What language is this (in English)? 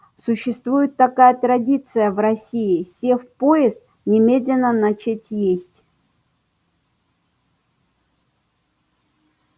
Russian